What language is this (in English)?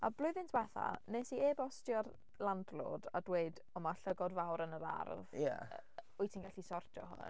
Welsh